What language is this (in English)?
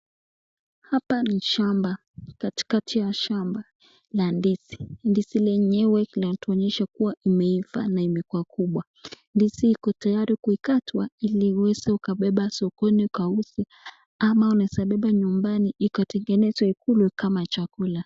Swahili